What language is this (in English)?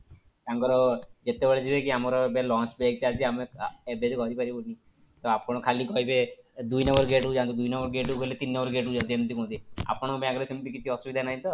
Odia